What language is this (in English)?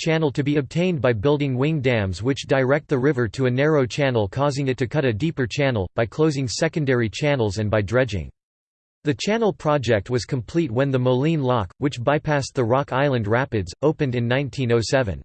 English